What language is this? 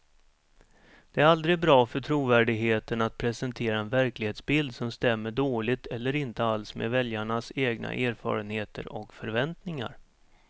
Swedish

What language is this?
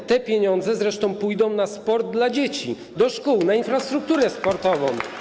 Polish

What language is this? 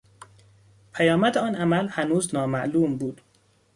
Persian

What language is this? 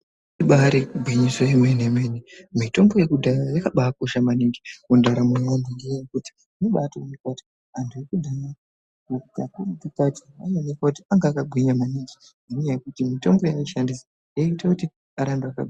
Ndau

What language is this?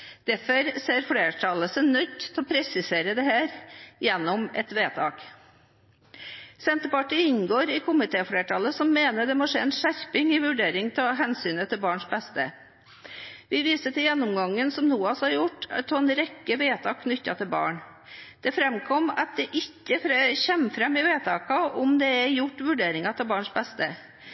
Norwegian Bokmål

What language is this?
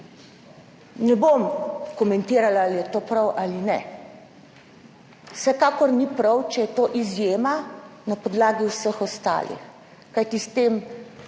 Slovenian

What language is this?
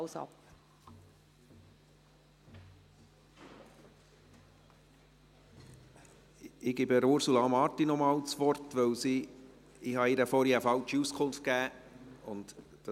Swiss German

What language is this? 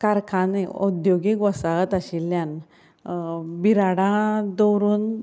Konkani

